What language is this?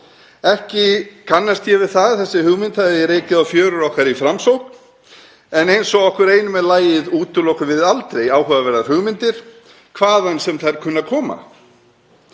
Icelandic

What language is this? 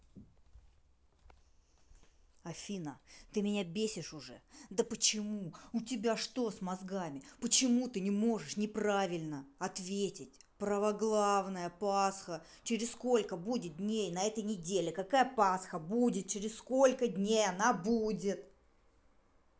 Russian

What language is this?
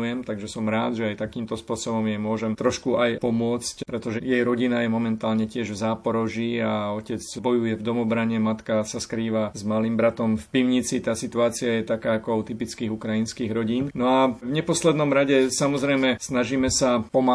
Slovak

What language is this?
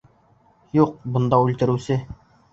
Bashkir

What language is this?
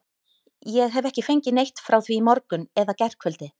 Icelandic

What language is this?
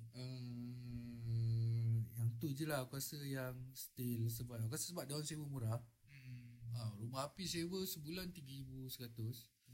Malay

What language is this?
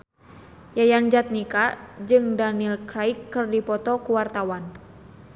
Sundanese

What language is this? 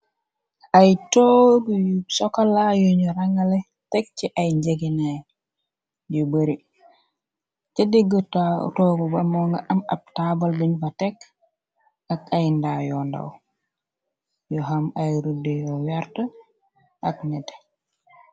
Wolof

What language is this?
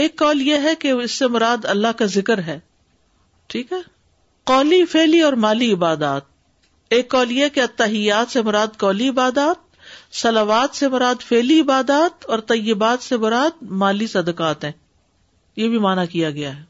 Urdu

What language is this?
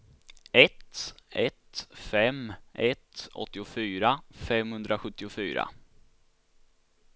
Swedish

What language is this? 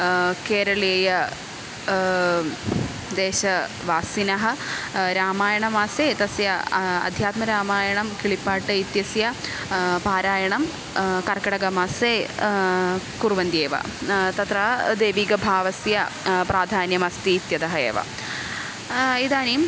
Sanskrit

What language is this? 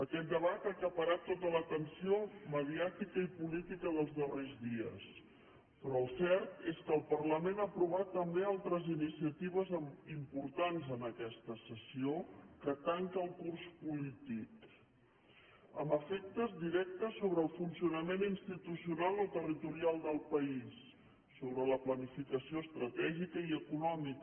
Catalan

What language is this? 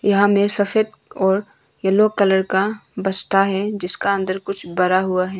Hindi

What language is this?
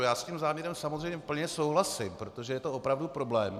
Czech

